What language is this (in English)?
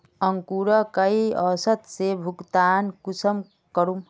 Magahi